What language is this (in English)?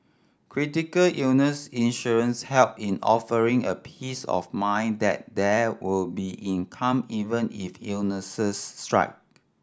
English